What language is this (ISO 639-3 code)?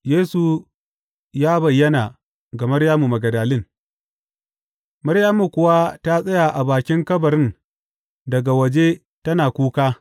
hau